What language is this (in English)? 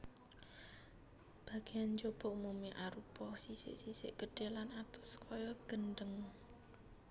Javanese